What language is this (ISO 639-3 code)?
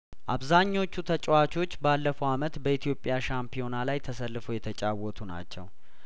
amh